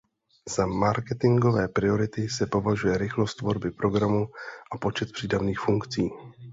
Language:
Czech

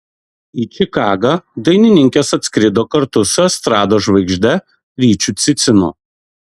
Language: Lithuanian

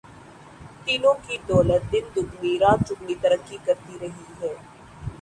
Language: Urdu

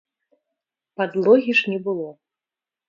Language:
Belarusian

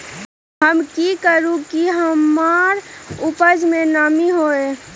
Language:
Magahi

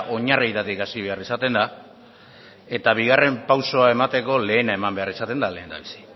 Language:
Basque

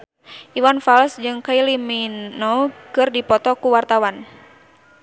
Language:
Sundanese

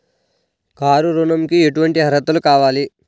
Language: Telugu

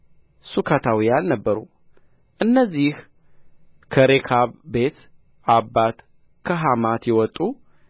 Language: Amharic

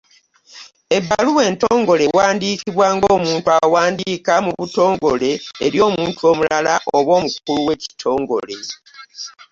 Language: Ganda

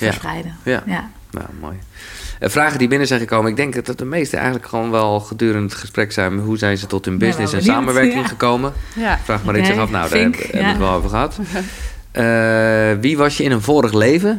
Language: Dutch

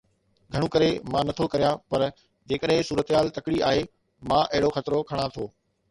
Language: Sindhi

